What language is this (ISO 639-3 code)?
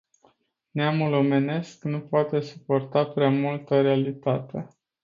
ron